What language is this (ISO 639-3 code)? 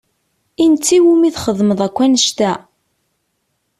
kab